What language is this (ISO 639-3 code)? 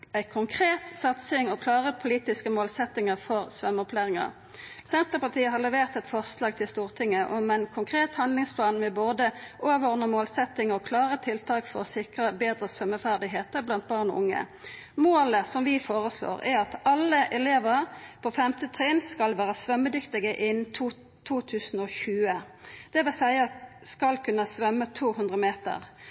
nno